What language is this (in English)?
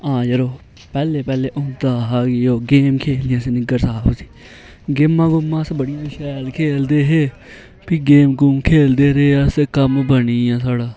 Dogri